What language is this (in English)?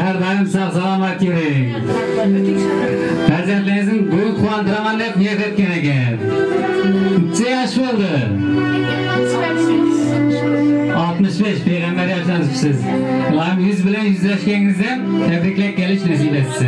Turkish